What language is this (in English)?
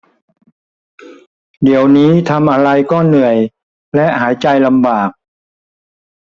Thai